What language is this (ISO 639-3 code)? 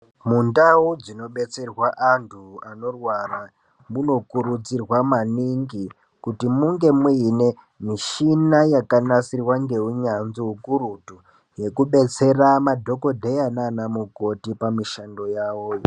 ndc